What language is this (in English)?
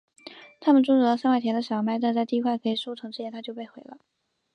Chinese